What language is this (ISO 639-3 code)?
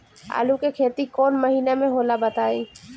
bho